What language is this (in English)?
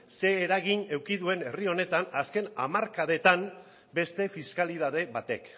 Basque